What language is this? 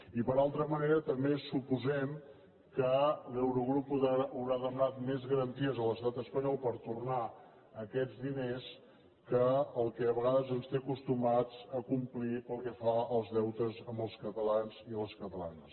Catalan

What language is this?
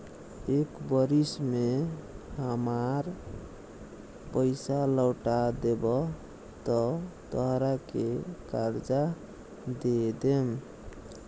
Bhojpuri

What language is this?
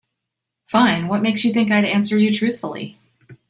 English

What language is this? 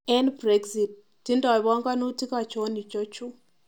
Kalenjin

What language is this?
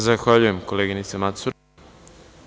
Serbian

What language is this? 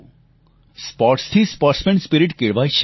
Gujarati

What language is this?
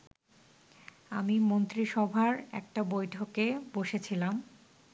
Bangla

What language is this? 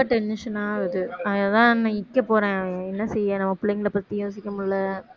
Tamil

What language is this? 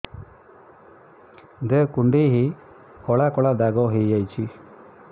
Odia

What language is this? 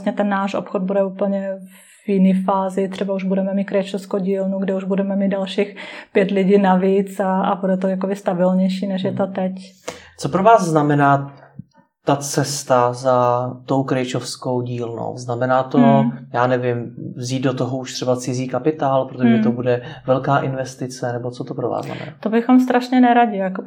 Czech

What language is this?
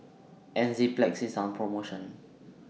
English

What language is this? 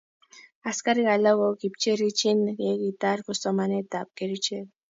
Kalenjin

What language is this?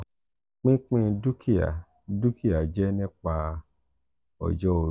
Yoruba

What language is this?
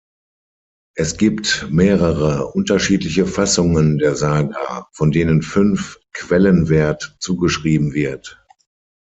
German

